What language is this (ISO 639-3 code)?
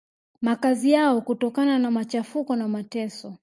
swa